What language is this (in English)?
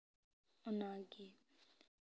Santali